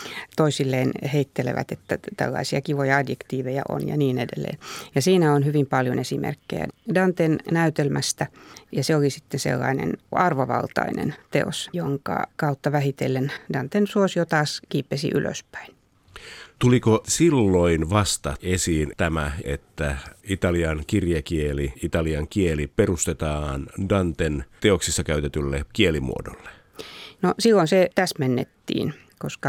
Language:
Finnish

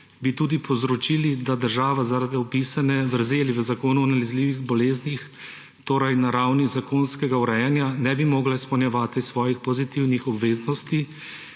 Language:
Slovenian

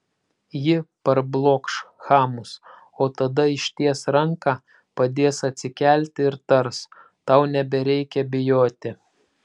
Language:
Lithuanian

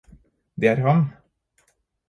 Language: Norwegian Bokmål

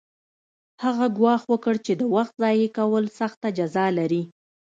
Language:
Pashto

